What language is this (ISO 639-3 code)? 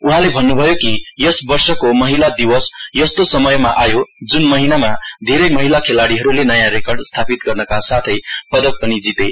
nep